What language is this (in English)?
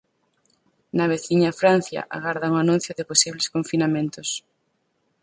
Galician